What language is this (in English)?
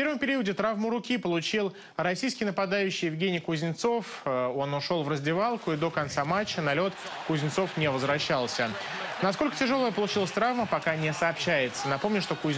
Russian